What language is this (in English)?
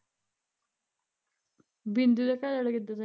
Punjabi